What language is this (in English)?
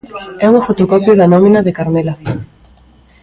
Galician